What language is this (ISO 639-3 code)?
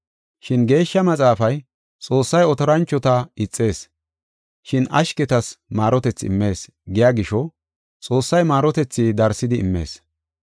gof